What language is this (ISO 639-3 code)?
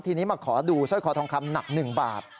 tha